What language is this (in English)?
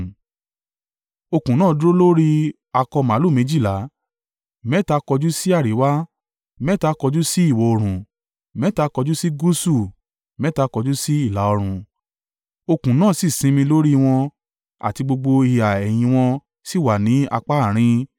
Yoruba